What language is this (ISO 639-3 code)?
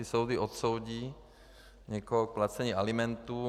ces